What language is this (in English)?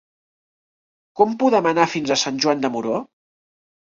Catalan